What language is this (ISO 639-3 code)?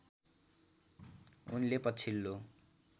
nep